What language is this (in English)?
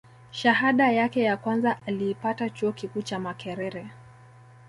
Swahili